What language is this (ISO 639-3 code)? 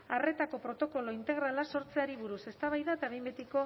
eus